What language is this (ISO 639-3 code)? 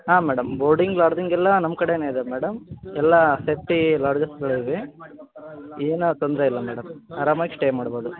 kan